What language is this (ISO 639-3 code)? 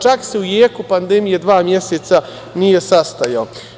srp